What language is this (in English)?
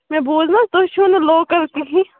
Kashmiri